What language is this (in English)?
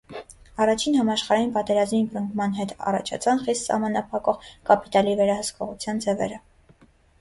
Armenian